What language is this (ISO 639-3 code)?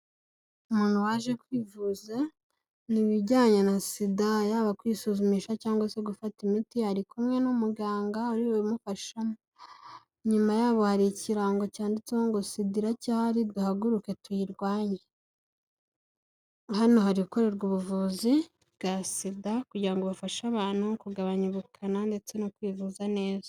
kin